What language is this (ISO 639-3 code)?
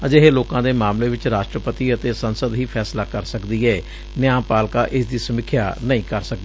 pan